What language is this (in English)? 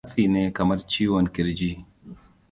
Hausa